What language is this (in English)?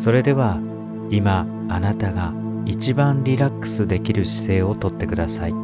Japanese